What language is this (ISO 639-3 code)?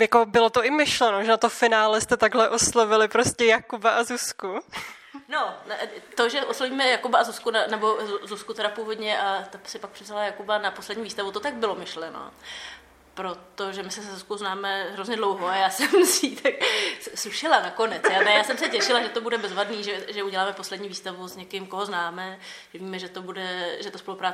ces